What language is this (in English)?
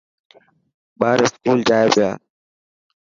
Dhatki